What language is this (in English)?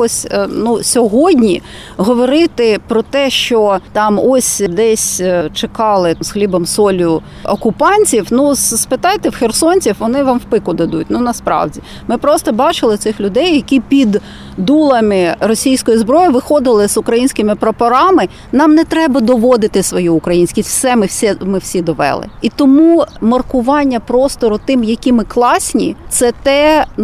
Ukrainian